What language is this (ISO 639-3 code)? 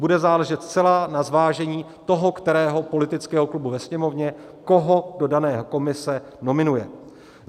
ces